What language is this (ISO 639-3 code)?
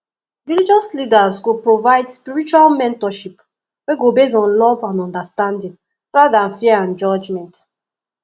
pcm